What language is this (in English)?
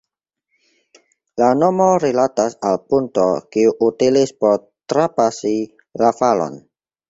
Esperanto